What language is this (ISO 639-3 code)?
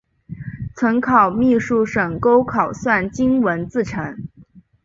zho